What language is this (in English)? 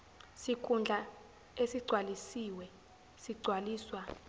Zulu